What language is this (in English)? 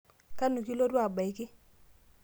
Masai